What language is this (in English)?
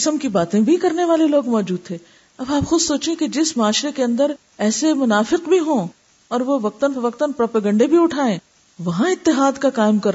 Urdu